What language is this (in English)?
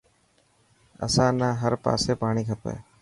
Dhatki